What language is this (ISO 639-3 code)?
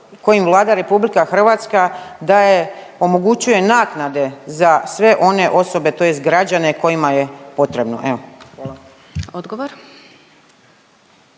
hrv